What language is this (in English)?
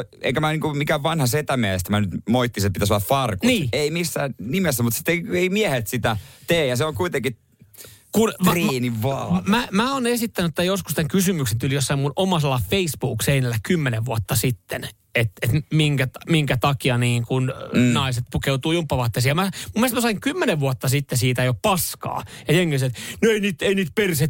Finnish